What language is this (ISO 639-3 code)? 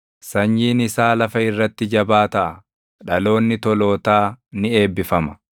orm